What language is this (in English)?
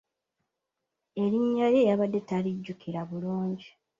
Ganda